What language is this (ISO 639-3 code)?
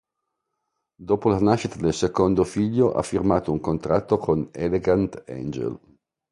ita